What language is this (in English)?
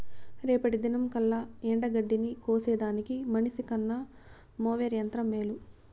Telugu